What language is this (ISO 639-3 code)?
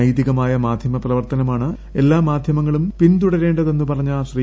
mal